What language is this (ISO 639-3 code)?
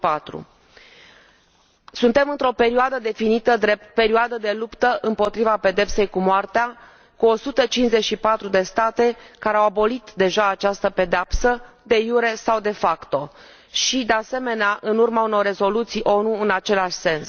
ron